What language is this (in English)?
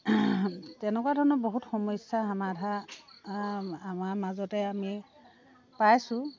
Assamese